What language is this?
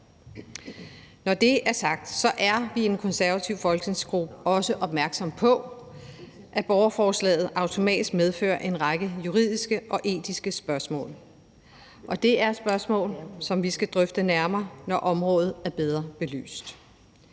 Danish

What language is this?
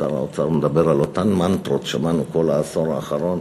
Hebrew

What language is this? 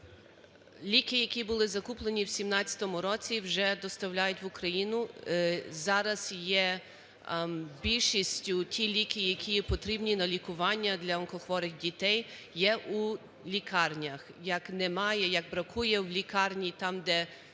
Ukrainian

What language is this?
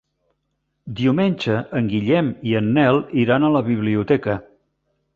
Catalan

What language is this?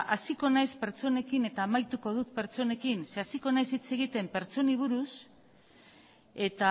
Basque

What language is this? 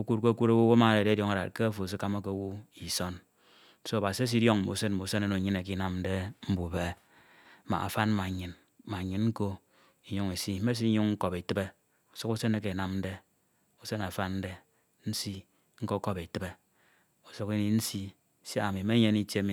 Ito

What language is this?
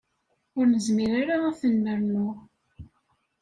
Kabyle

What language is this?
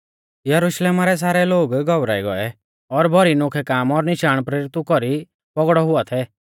Mahasu Pahari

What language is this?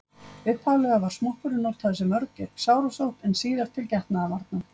Icelandic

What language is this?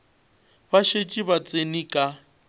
Northern Sotho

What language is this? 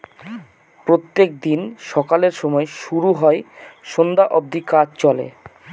Bangla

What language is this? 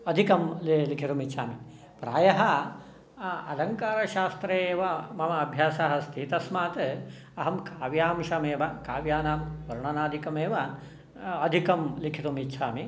Sanskrit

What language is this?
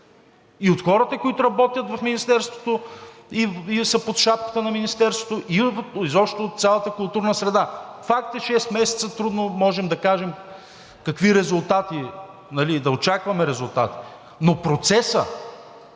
Bulgarian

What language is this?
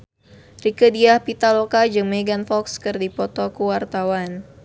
Sundanese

